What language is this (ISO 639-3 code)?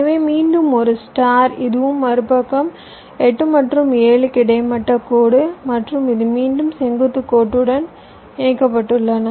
tam